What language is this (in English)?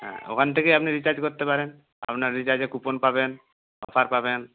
Bangla